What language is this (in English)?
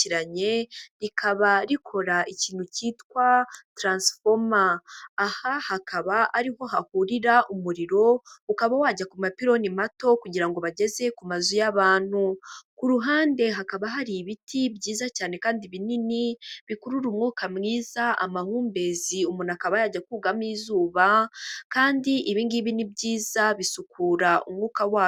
Kinyarwanda